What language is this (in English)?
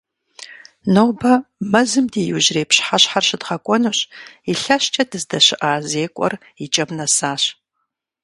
Kabardian